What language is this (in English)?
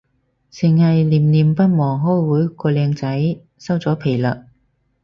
Cantonese